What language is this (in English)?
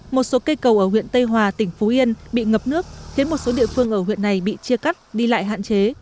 Vietnamese